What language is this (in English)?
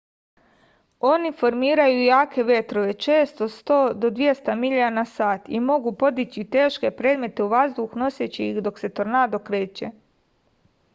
Serbian